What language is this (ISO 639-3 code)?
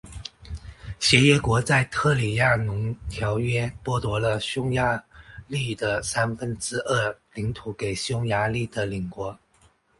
zho